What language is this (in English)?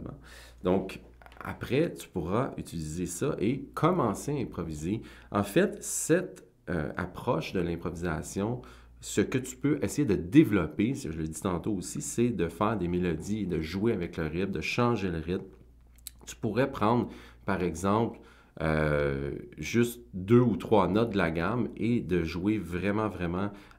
French